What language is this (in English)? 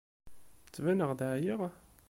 Kabyle